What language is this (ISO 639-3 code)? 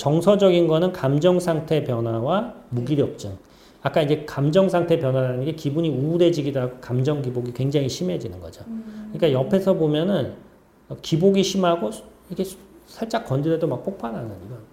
kor